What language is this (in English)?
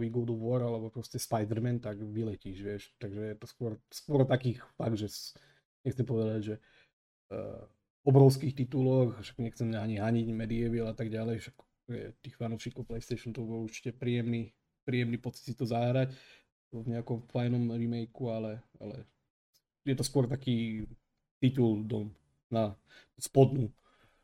Slovak